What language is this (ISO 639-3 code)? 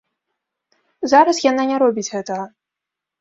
bel